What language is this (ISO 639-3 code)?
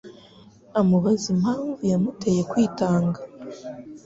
kin